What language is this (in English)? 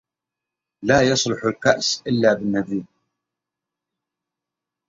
Arabic